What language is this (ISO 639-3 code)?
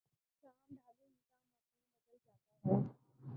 urd